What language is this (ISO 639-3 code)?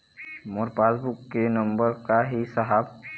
hne